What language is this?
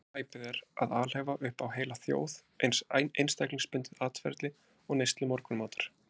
Icelandic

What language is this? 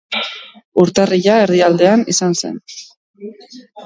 Basque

